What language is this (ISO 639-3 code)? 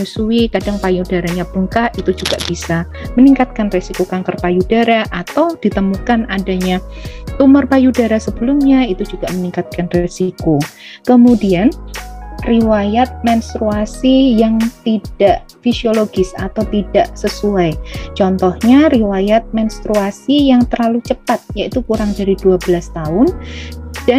ind